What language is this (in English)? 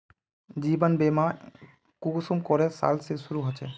Magahi